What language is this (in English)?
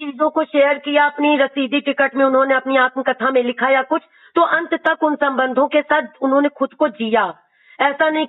Hindi